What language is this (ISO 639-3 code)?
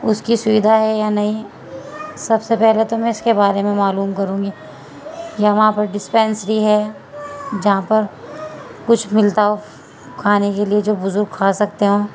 urd